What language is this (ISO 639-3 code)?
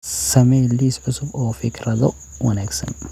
som